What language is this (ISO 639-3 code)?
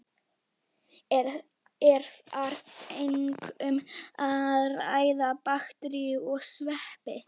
isl